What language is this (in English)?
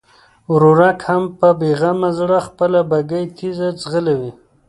Pashto